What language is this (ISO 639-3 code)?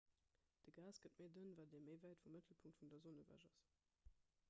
ltz